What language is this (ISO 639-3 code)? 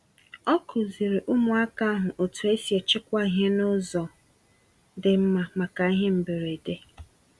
ibo